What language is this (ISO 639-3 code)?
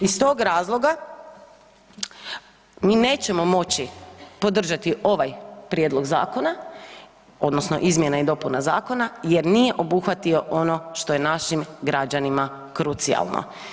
hrv